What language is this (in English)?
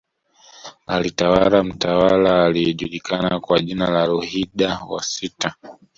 Swahili